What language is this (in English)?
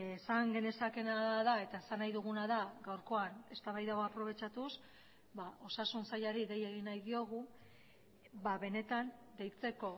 Basque